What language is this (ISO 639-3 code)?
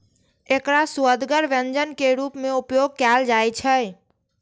mai